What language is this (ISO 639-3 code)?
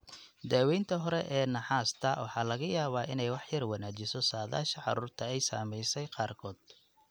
som